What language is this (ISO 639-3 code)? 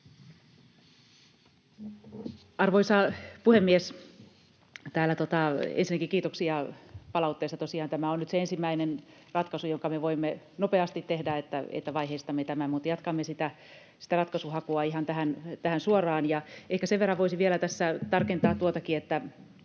fin